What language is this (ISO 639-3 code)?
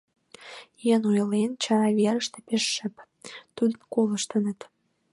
chm